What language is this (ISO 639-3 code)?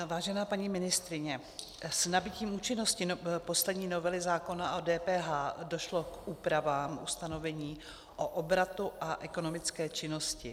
ces